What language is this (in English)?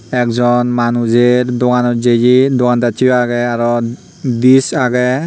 Chakma